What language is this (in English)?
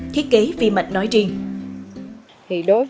Vietnamese